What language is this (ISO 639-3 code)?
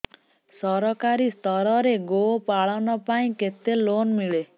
ori